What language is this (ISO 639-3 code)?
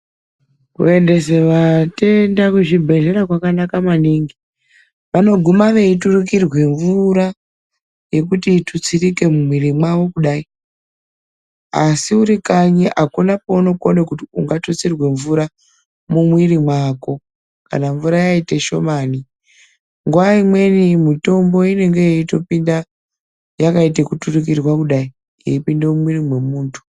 ndc